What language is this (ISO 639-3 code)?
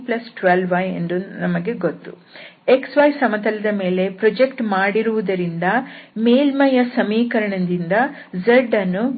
kan